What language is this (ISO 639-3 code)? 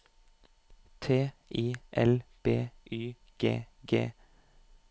nor